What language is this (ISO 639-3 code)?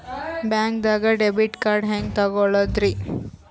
kan